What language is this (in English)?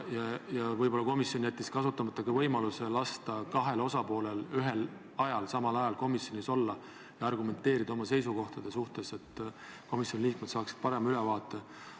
Estonian